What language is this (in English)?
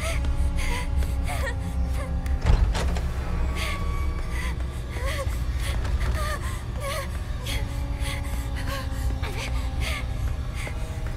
Hungarian